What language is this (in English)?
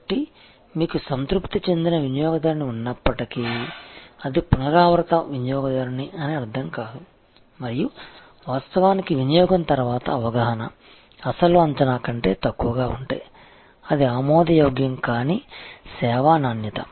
Telugu